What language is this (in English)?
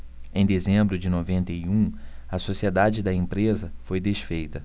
Portuguese